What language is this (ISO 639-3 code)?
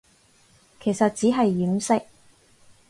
yue